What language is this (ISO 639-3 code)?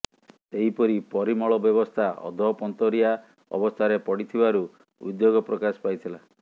ori